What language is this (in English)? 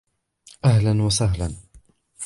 Arabic